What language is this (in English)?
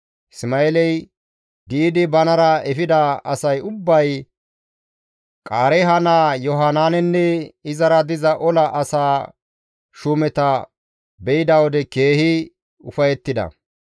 Gamo